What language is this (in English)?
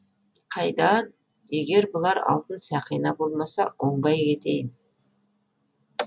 Kazakh